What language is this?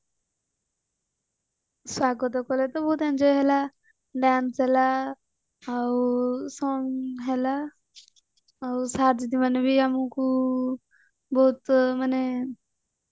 Odia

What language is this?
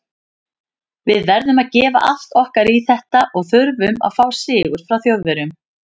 Icelandic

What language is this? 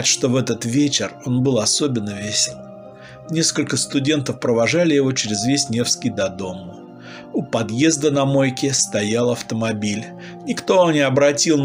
Russian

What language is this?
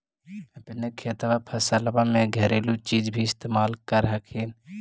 Magahi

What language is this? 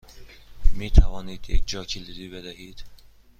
Persian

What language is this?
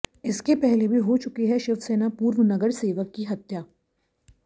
Hindi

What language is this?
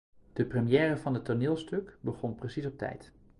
Dutch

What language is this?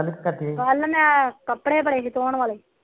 Punjabi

